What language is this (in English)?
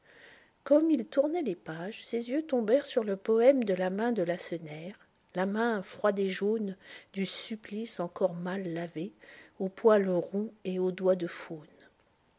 French